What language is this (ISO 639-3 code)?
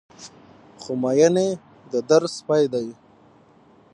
pus